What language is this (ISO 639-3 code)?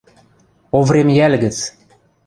mrj